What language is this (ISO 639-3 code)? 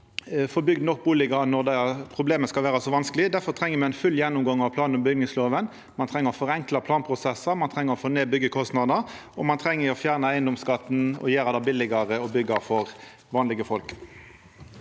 nor